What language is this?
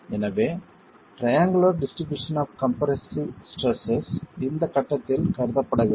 Tamil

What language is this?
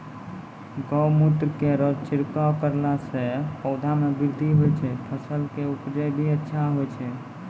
Maithili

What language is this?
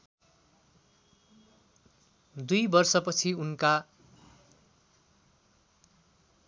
Nepali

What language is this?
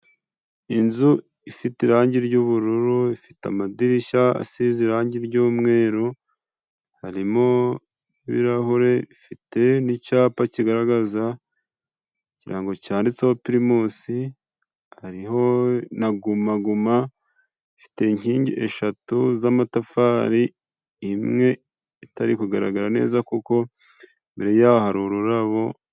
Kinyarwanda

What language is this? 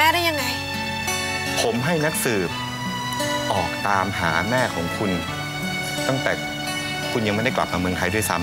Thai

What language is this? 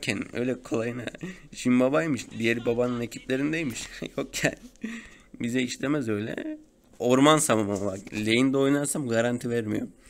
Turkish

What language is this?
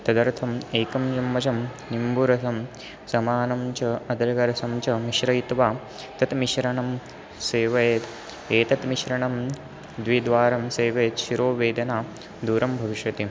Sanskrit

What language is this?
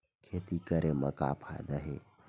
Chhattisgarhi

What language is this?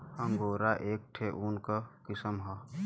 Bhojpuri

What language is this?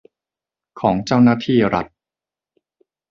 Thai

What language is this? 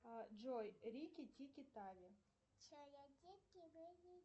Russian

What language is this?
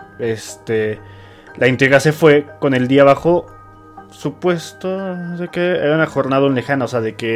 Spanish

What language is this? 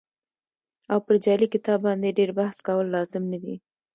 Pashto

